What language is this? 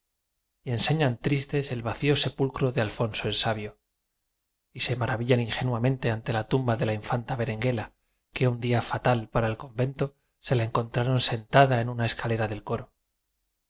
Spanish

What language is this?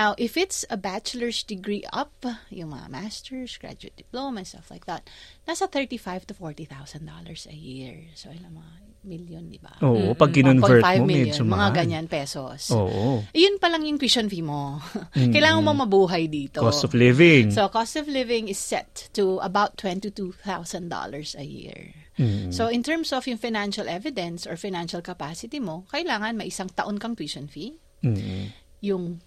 Filipino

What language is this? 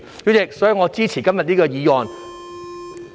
Cantonese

